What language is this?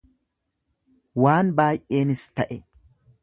Oromo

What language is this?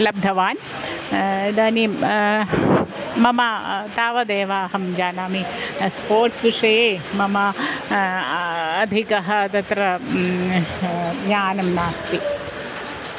Sanskrit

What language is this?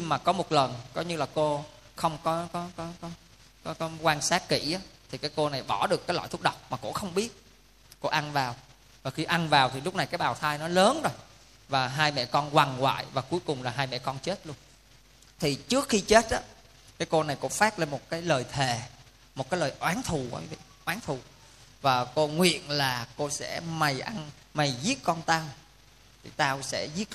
Vietnamese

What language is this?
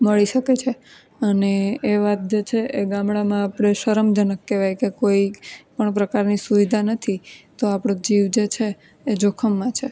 Gujarati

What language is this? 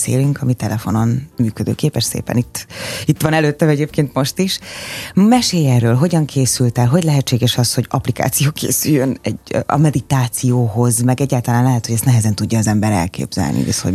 Hungarian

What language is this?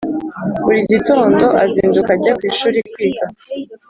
Kinyarwanda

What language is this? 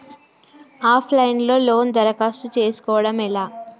Telugu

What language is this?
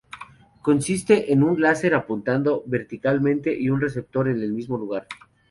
Spanish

